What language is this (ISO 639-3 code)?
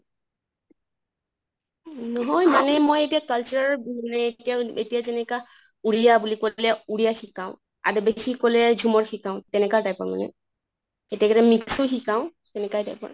asm